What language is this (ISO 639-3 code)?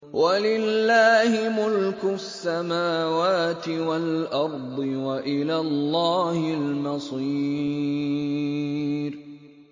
ara